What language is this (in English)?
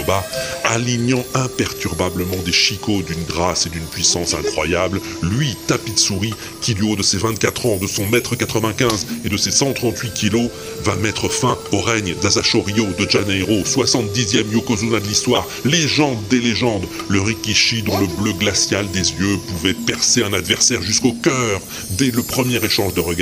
French